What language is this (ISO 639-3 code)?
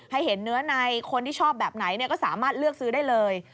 tha